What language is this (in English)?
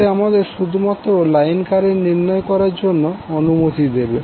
Bangla